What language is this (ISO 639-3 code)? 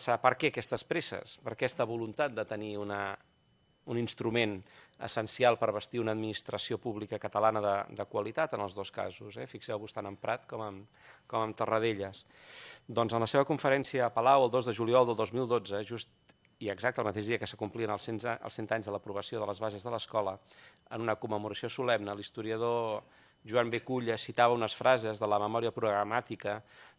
cat